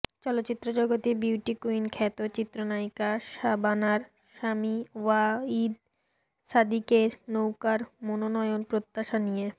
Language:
Bangla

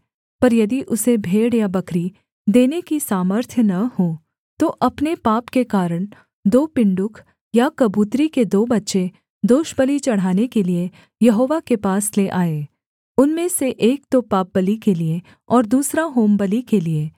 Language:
Hindi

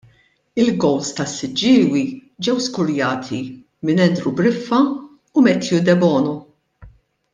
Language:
Maltese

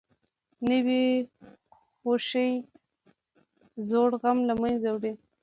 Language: Pashto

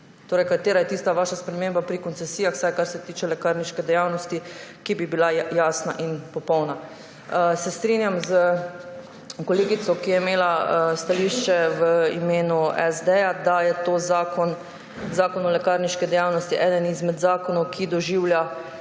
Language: Slovenian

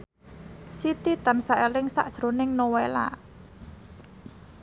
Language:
Javanese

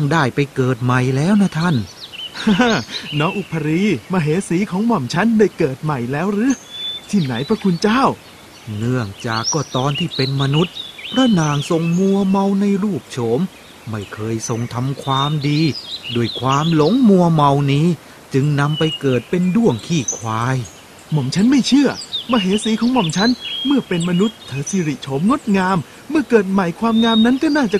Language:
Thai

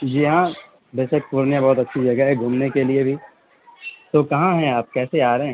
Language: Urdu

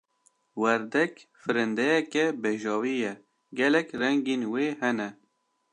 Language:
Kurdish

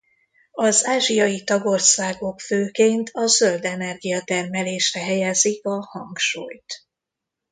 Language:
Hungarian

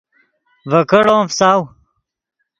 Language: Yidgha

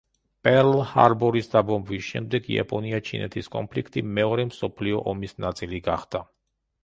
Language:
Georgian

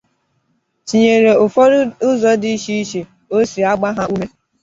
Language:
Igbo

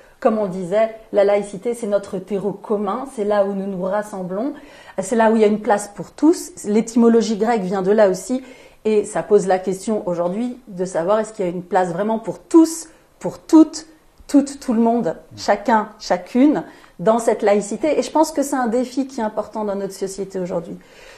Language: French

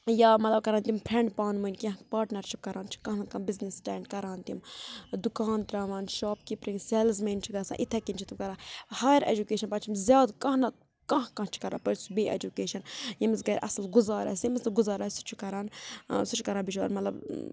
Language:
Kashmiri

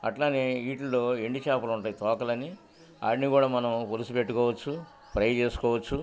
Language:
Telugu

